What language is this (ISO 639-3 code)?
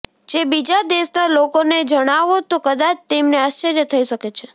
guj